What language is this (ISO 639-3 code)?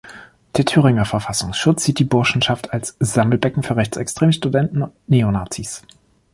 deu